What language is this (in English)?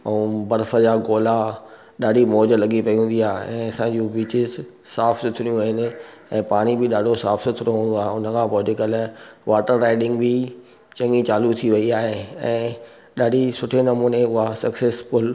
Sindhi